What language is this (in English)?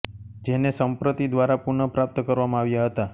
Gujarati